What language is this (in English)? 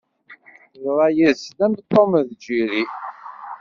Kabyle